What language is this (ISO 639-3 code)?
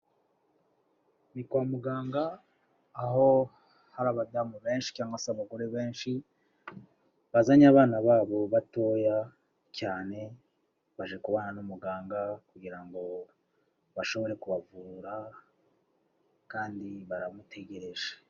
kin